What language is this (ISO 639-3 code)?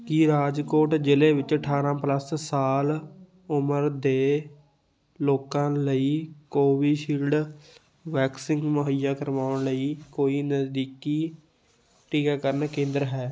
pan